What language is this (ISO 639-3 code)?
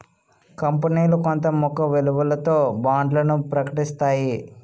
tel